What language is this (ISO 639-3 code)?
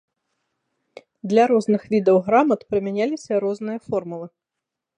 bel